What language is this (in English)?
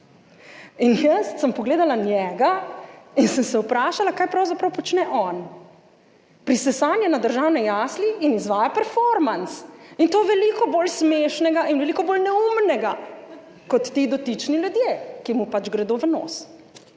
Slovenian